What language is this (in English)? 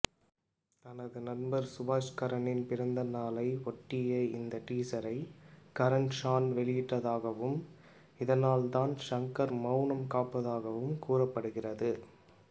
Tamil